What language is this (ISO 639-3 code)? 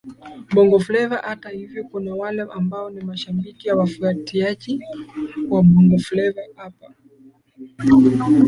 swa